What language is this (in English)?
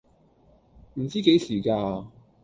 Cantonese